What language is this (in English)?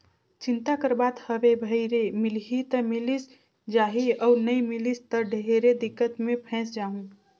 Chhattisgarhi